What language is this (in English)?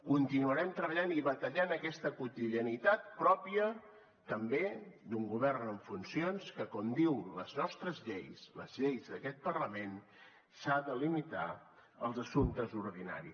Catalan